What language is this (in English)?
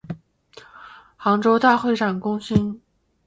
Chinese